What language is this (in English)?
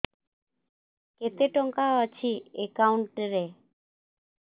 Odia